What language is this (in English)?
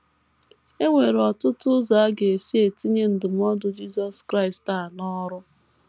Igbo